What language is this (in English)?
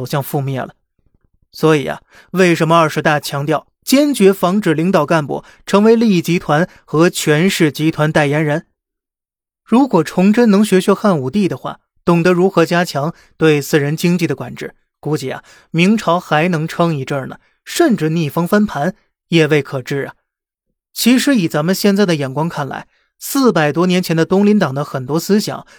Chinese